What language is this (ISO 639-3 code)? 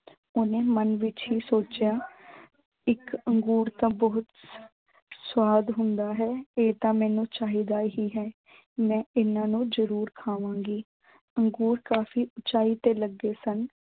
pan